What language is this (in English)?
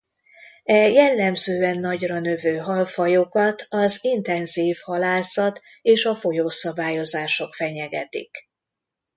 Hungarian